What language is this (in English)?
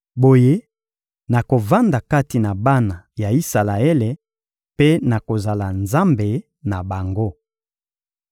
Lingala